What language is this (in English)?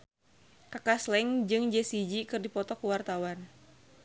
Sundanese